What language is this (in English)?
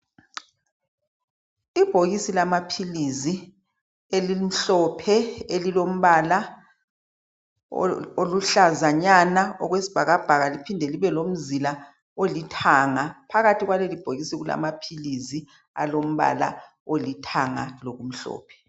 North Ndebele